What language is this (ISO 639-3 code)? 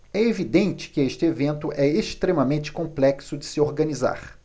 por